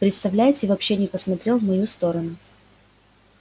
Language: Russian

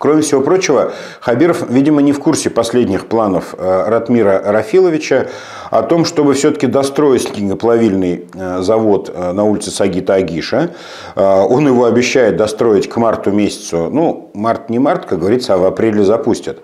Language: Russian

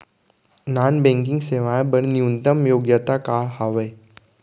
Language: Chhattisgarhi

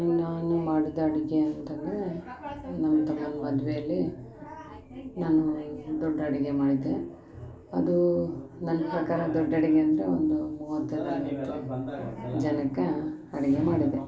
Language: Kannada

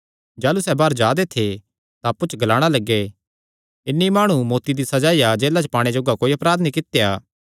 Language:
Kangri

